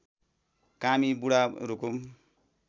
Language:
Nepali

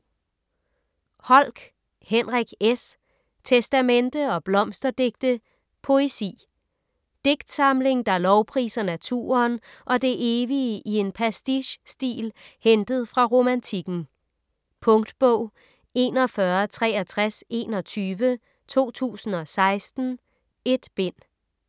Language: Danish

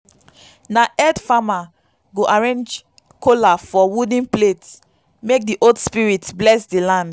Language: Nigerian Pidgin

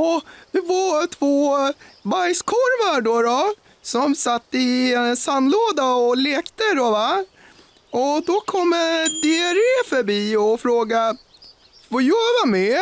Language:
Swedish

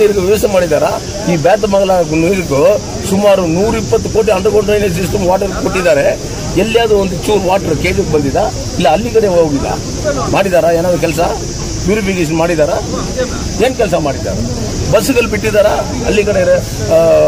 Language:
Arabic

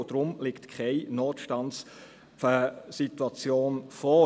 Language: Swiss German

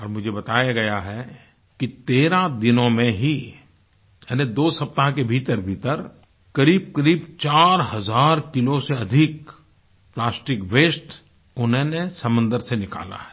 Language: Hindi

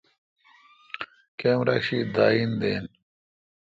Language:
Kalkoti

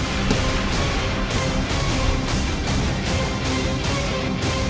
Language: Vietnamese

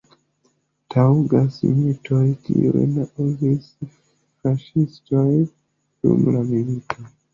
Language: Esperanto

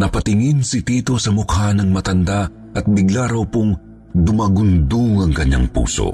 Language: Filipino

